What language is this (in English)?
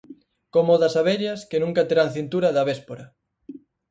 Galician